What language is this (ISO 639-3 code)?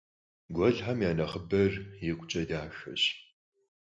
kbd